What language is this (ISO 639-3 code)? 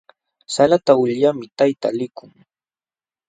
qxw